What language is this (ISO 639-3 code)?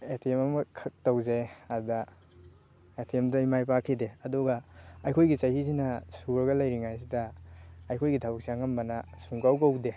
mni